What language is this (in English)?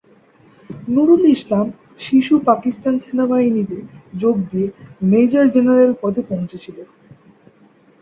Bangla